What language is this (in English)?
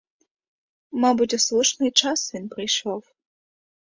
Ukrainian